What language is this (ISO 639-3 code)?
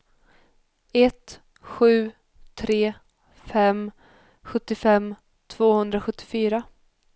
swe